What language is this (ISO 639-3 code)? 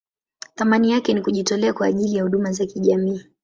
swa